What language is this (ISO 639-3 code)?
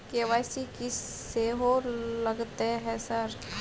mai